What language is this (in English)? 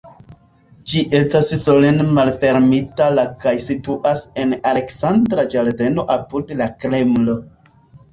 Esperanto